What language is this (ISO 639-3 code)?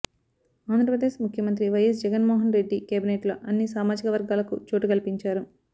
tel